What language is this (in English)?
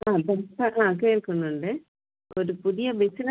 Malayalam